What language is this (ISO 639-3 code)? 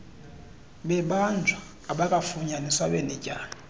xho